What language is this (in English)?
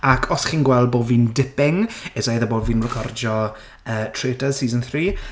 Welsh